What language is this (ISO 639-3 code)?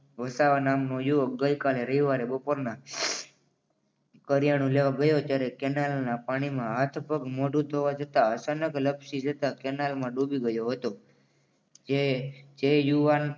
guj